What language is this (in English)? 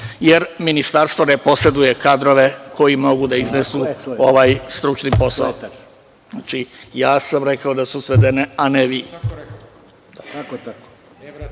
Serbian